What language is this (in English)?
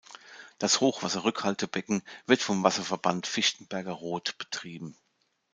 German